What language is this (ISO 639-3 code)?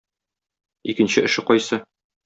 tat